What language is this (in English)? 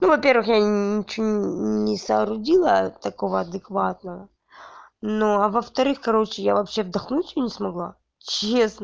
Russian